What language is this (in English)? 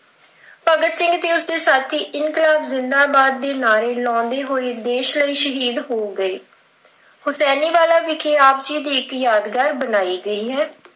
Punjabi